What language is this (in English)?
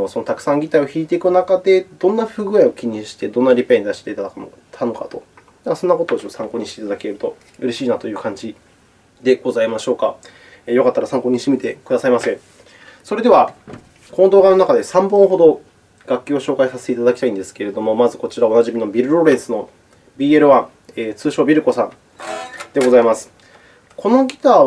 Japanese